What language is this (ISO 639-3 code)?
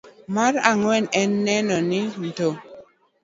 luo